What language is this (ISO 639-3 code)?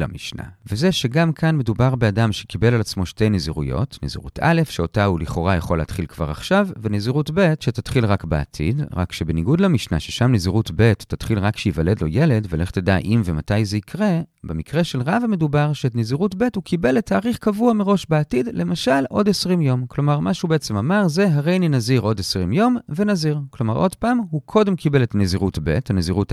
heb